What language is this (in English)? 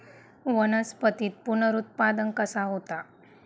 Marathi